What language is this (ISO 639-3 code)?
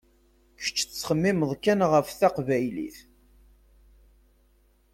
kab